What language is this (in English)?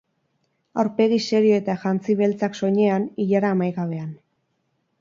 Basque